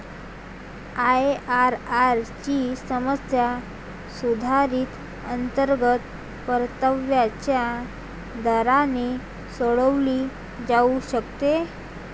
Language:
Marathi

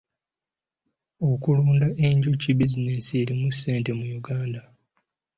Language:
Ganda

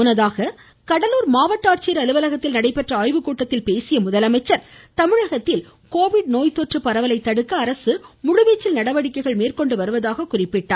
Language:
Tamil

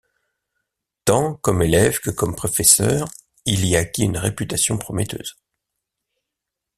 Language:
French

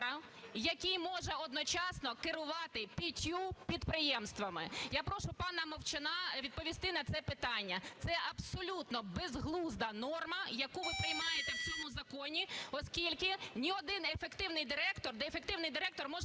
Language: Ukrainian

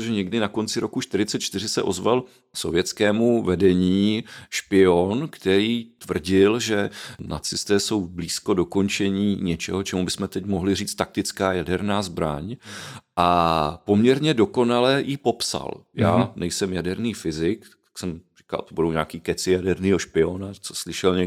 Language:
Czech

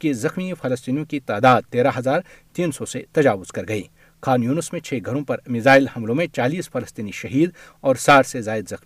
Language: Urdu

